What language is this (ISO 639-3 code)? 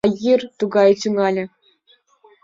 chm